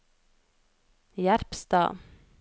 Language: Norwegian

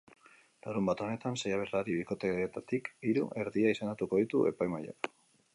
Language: Basque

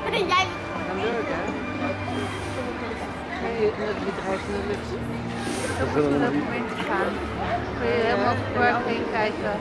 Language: Dutch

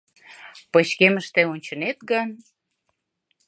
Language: Mari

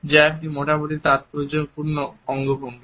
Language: Bangla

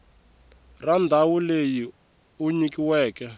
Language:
Tsonga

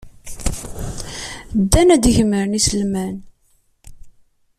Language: Kabyle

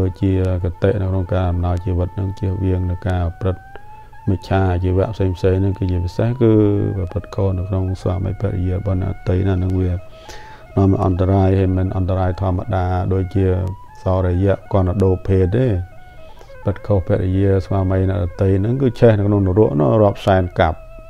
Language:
Thai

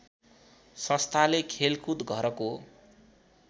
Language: Nepali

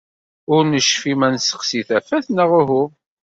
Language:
Kabyle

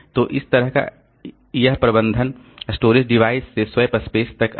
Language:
Hindi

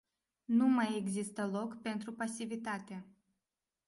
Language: Romanian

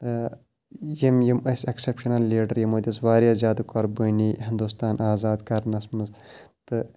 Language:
Kashmiri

